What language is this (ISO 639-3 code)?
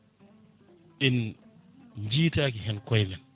ful